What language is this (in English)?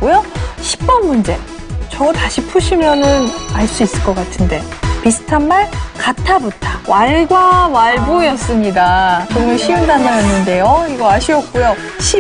Korean